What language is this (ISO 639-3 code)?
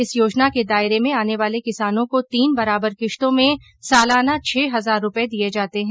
hin